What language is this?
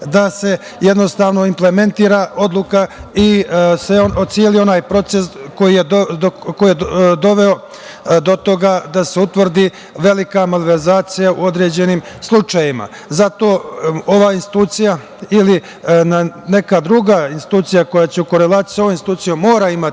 Serbian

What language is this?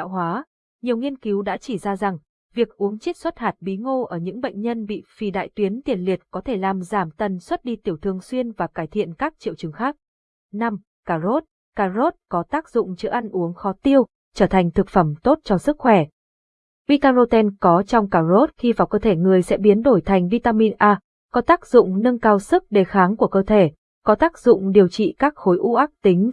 Vietnamese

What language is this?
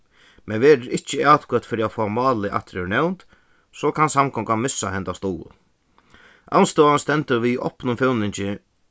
Faroese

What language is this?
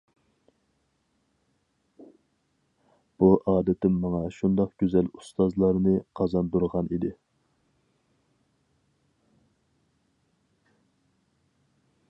Uyghur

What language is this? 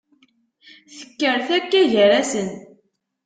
Kabyle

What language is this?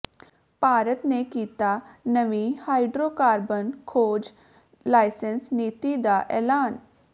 Punjabi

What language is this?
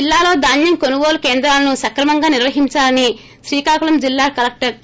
Telugu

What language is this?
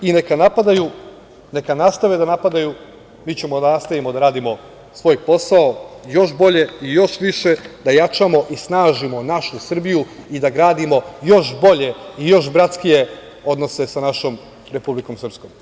Serbian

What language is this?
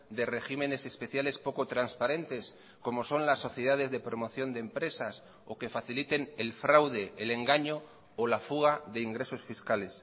Spanish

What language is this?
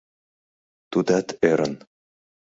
Mari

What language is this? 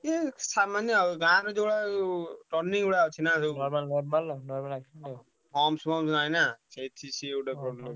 Odia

